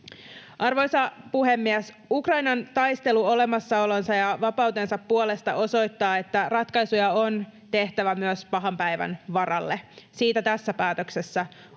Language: Finnish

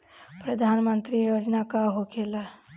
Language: Bhojpuri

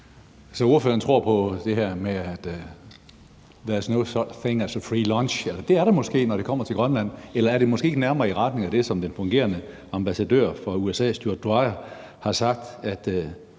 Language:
Danish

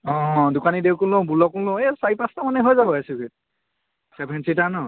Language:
Assamese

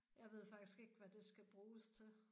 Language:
Danish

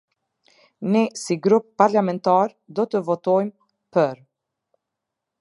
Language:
Albanian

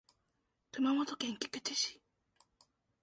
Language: Japanese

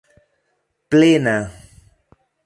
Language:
Esperanto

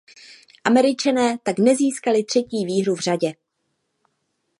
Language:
Czech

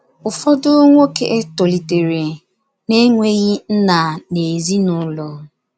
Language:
Igbo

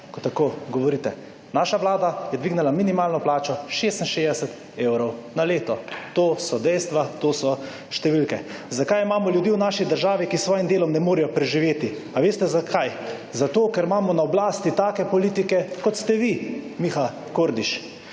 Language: Slovenian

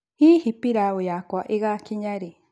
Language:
Kikuyu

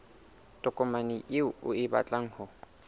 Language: Southern Sotho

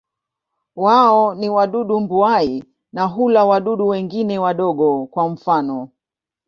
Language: Swahili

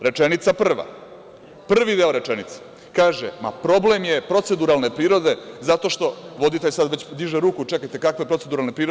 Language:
Serbian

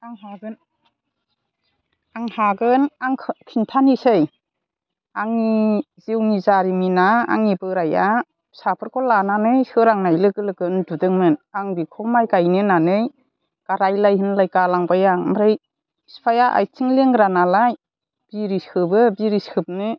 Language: Bodo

